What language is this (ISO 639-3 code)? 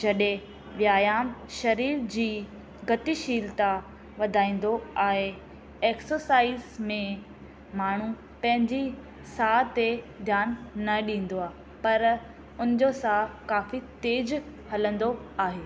snd